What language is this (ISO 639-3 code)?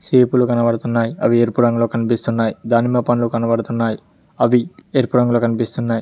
tel